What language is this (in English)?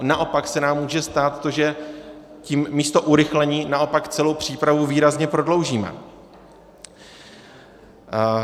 Czech